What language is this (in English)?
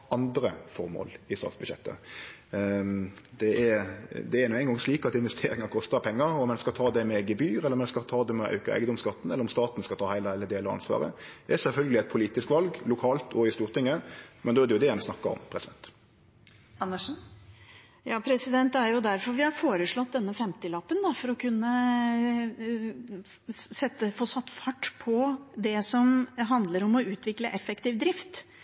Norwegian